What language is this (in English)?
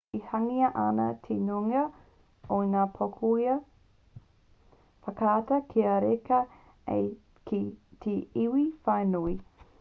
Māori